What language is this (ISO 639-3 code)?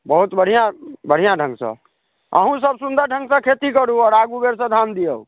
mai